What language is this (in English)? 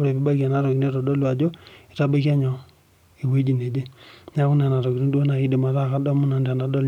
Masai